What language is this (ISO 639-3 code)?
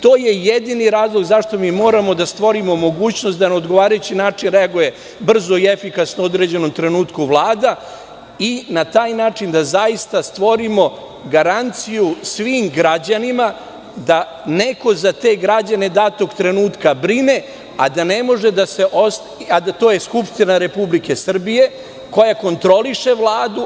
srp